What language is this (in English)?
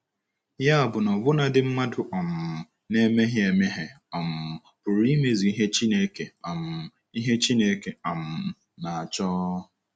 Igbo